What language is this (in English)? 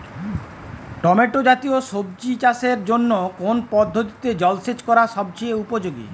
Bangla